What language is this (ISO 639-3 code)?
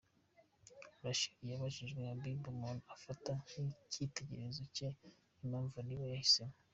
kin